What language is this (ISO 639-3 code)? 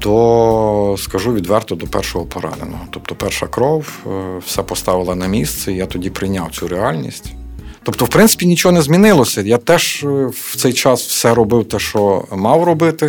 ukr